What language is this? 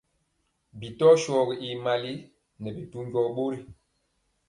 Mpiemo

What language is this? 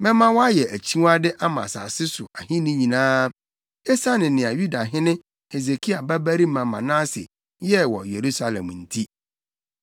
Akan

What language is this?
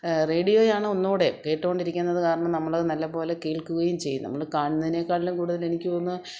Malayalam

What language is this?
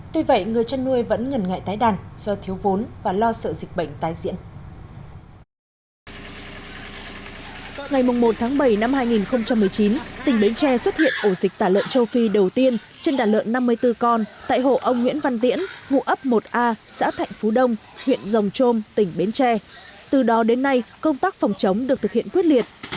Vietnamese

